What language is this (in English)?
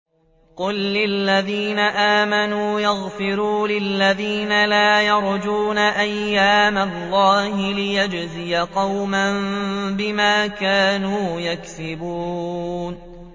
Arabic